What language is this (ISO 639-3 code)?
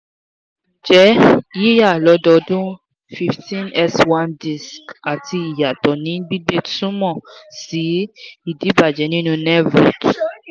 yor